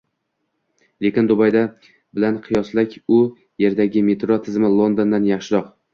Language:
Uzbek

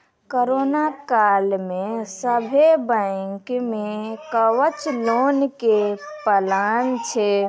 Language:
Maithili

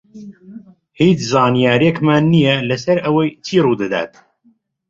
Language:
Central Kurdish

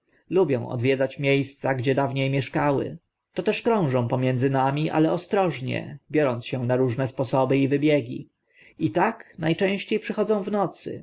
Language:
Polish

